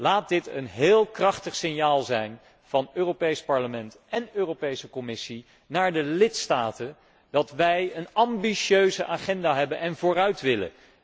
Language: Dutch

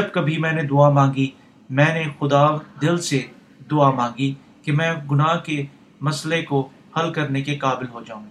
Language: Urdu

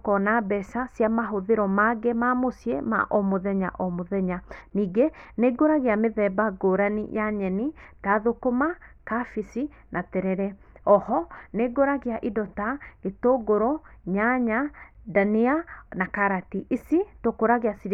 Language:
Kikuyu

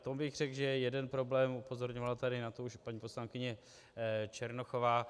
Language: Czech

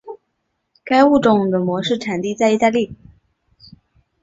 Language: Chinese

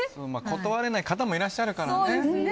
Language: Japanese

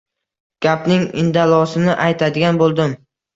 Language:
Uzbek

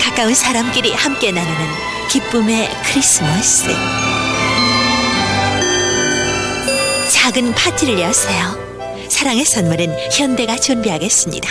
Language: Korean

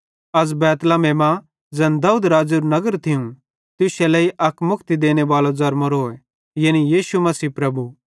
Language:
Bhadrawahi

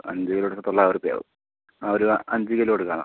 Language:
Malayalam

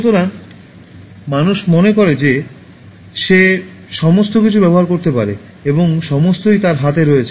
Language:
Bangla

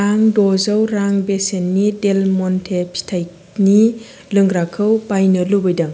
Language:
Bodo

